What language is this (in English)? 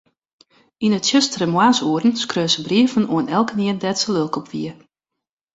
Western Frisian